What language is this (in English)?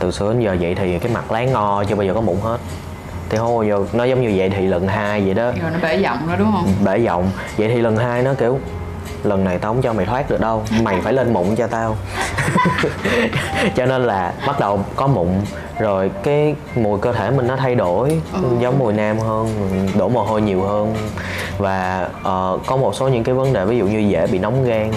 Vietnamese